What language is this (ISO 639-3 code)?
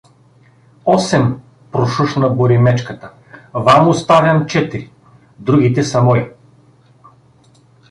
bul